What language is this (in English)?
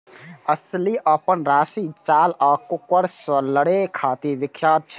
Maithili